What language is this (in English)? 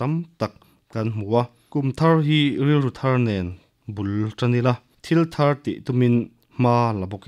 Ukrainian